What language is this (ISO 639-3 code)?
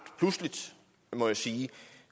dan